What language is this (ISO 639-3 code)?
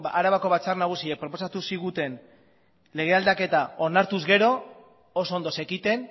eus